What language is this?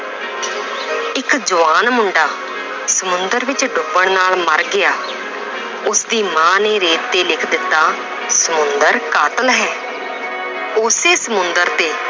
Punjabi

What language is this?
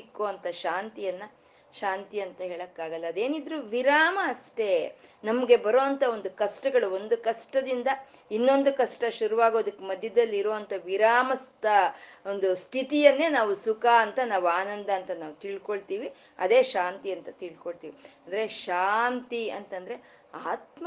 Kannada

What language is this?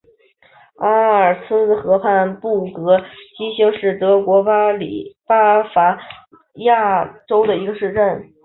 Chinese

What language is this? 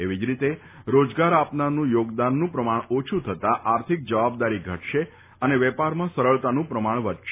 Gujarati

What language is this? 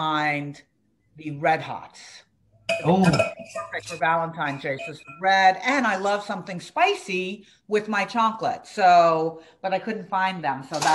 English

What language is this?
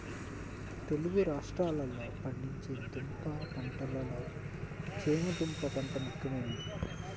Telugu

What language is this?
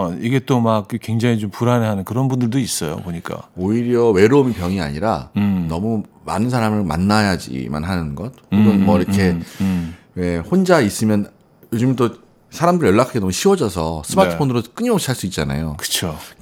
Korean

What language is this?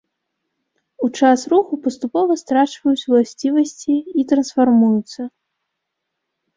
Belarusian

